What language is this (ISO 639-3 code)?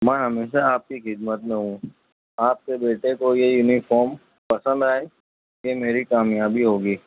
urd